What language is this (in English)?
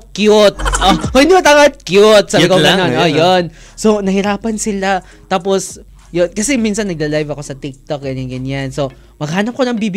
Filipino